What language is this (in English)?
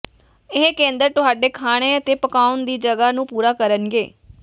Punjabi